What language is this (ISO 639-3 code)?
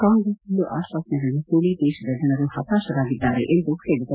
kan